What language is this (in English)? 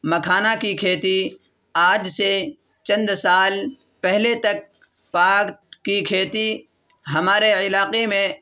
Urdu